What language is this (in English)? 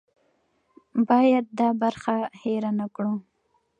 Pashto